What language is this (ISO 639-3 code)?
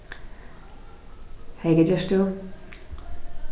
fao